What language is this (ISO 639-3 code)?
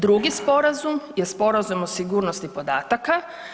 hrv